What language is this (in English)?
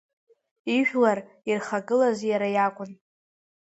Abkhazian